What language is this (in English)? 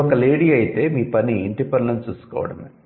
Telugu